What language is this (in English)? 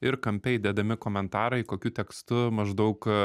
Lithuanian